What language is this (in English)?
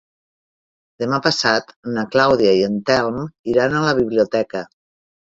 Catalan